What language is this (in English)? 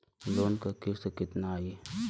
Bhojpuri